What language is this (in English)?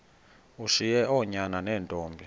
Xhosa